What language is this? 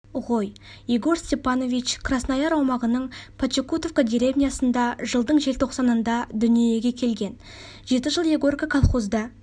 Kazakh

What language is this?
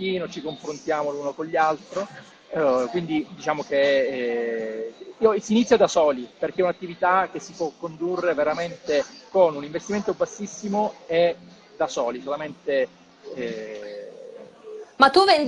Italian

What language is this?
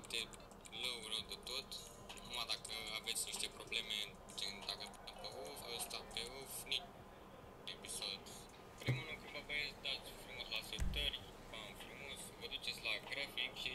Romanian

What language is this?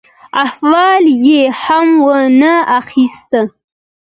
Pashto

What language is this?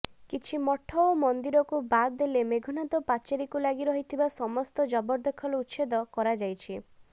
Odia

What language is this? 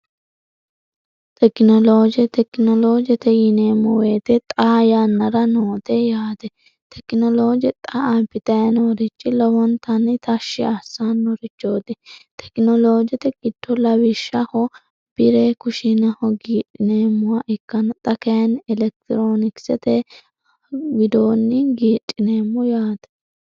Sidamo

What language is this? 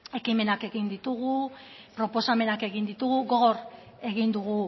Basque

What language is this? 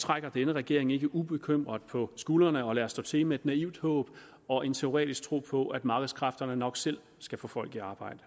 Danish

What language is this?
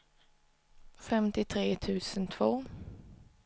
Swedish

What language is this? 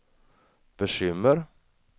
Swedish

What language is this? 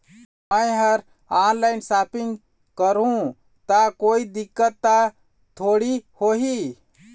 Chhattisgarhi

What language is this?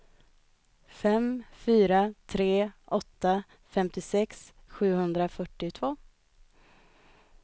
Swedish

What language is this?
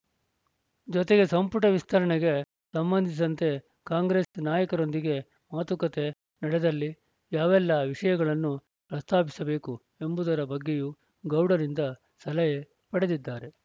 Kannada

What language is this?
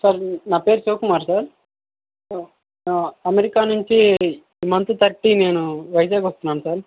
Telugu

